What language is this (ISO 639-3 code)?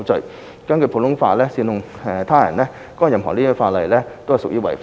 yue